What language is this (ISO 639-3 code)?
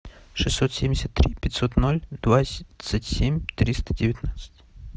rus